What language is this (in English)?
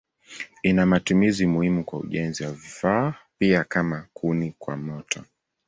Swahili